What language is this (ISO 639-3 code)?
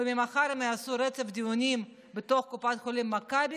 heb